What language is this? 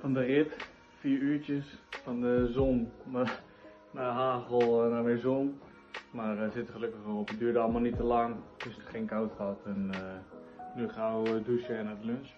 Dutch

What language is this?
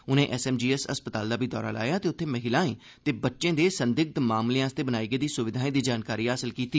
Dogri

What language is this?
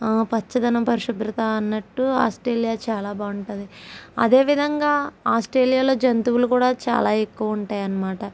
Telugu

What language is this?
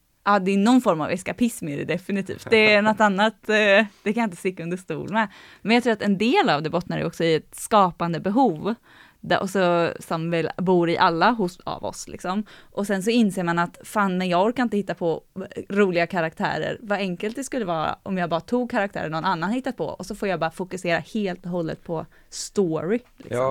Swedish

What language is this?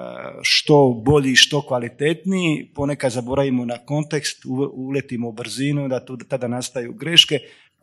Croatian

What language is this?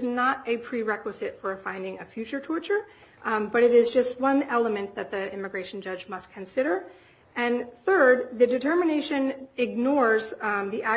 English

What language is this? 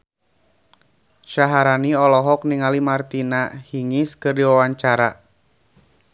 Sundanese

